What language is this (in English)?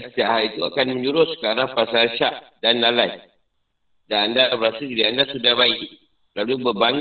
Malay